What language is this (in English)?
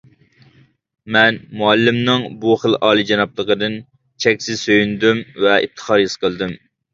Uyghur